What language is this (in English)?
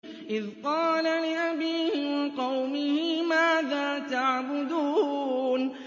Arabic